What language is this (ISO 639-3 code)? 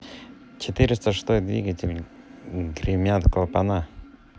rus